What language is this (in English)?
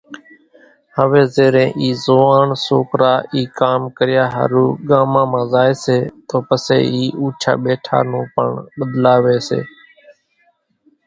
Kachi Koli